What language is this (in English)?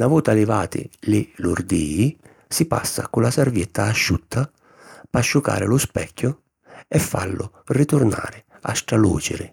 Sicilian